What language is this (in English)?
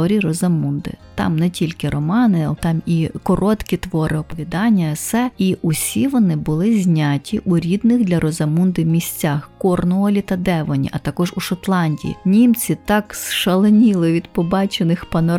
Ukrainian